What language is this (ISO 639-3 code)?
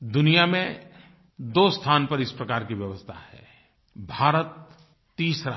hin